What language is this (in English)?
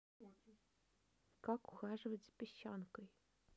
Russian